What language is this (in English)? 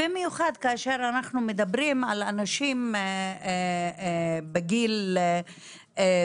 Hebrew